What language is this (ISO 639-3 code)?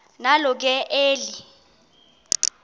xho